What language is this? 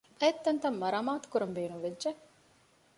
Divehi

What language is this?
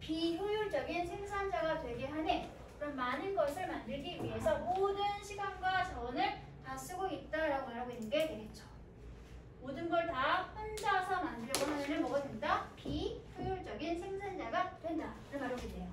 Korean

